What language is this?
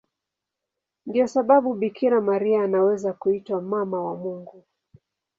Swahili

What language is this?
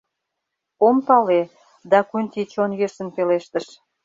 Mari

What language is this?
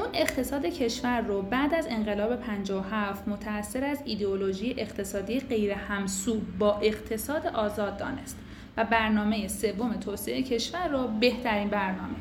Persian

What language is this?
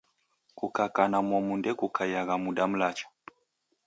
Taita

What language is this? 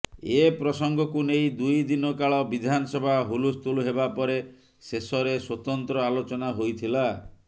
Odia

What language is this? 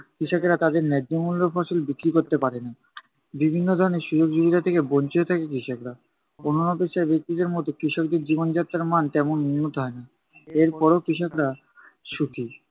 Bangla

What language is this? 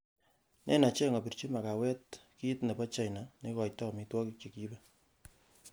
Kalenjin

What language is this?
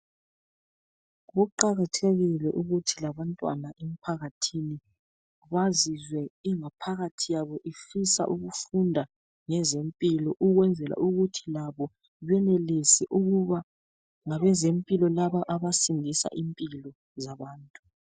North Ndebele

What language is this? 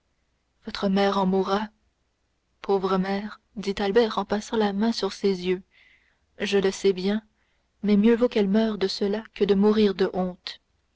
French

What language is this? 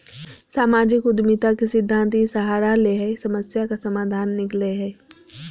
Magahi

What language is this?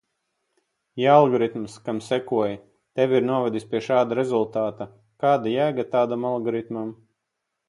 Latvian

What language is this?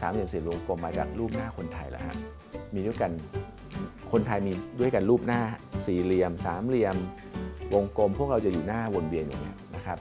Thai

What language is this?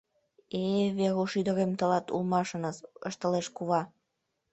Mari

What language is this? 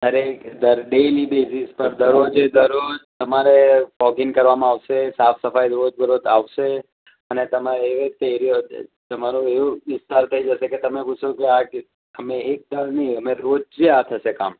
Gujarati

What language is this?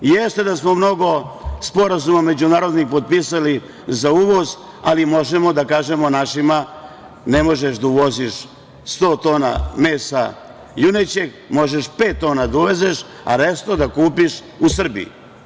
Serbian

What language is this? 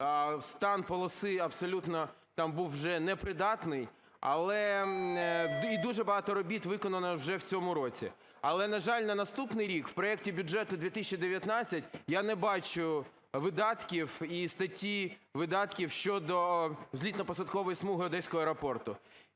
Ukrainian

